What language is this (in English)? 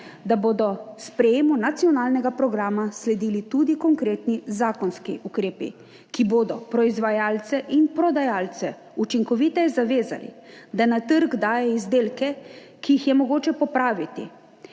Slovenian